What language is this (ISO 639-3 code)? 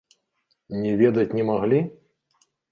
bel